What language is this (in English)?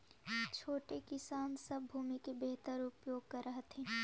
Magahi